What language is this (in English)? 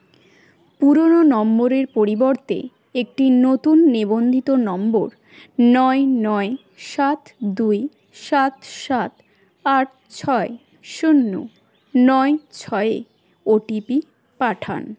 Bangla